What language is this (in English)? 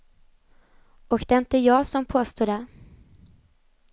Swedish